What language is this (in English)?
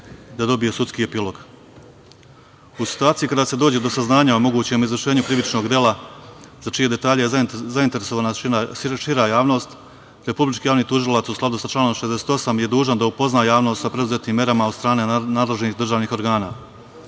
Serbian